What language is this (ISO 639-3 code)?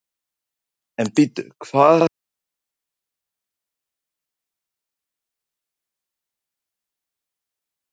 isl